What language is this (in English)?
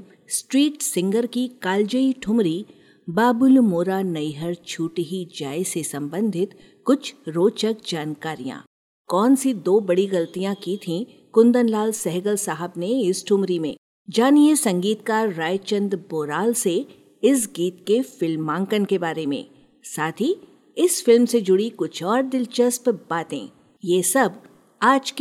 Hindi